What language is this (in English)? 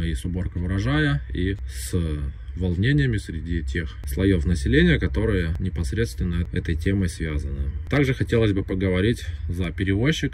Russian